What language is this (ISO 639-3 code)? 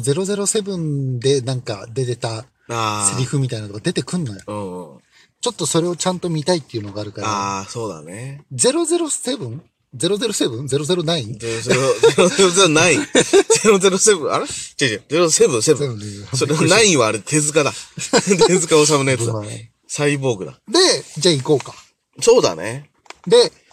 jpn